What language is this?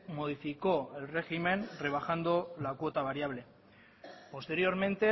Spanish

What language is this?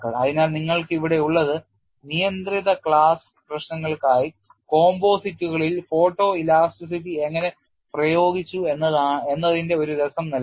Malayalam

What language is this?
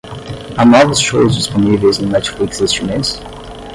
Portuguese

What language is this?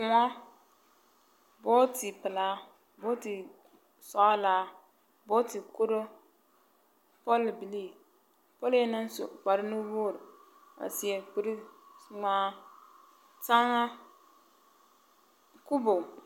Southern Dagaare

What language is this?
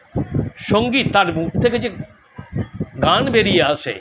Bangla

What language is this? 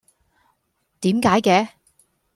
Cantonese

